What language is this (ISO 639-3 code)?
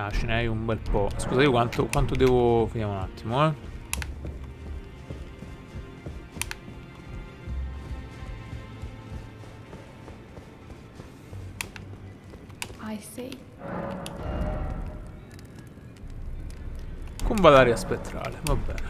ita